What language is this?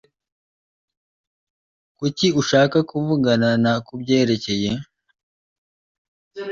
Kinyarwanda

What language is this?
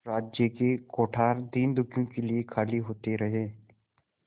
Hindi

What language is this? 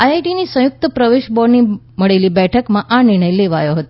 Gujarati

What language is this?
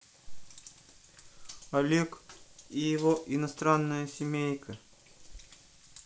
Russian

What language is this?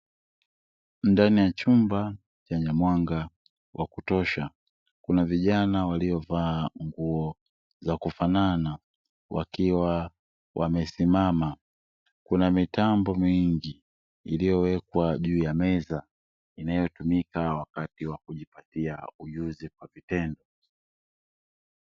Swahili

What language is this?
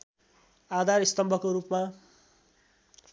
Nepali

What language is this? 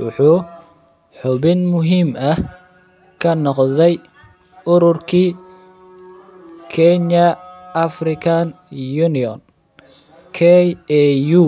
Somali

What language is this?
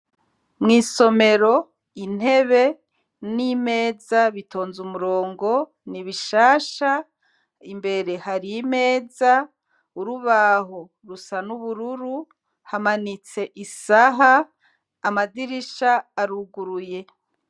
Rundi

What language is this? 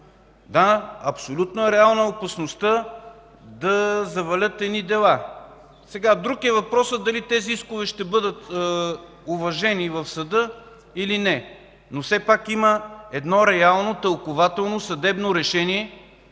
Bulgarian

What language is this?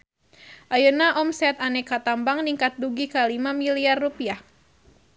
Sundanese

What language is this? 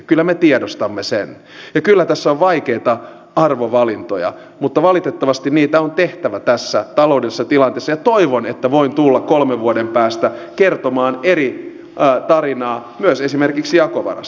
Finnish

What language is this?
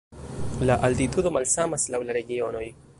Esperanto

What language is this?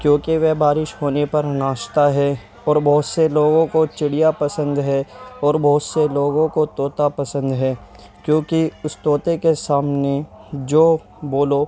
Urdu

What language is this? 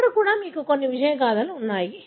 Telugu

